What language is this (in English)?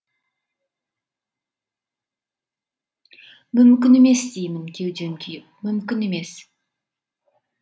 Kazakh